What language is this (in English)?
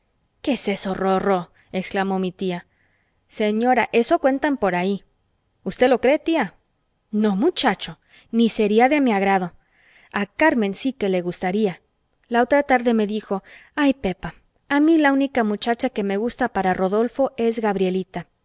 Spanish